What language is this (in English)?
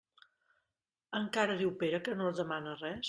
Catalan